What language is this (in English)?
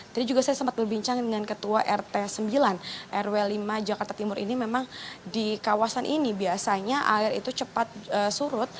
Indonesian